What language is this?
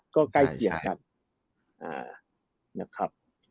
Thai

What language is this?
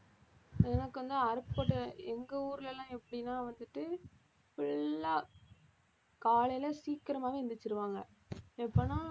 Tamil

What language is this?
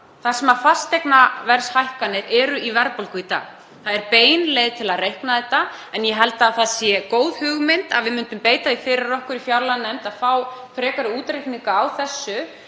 Icelandic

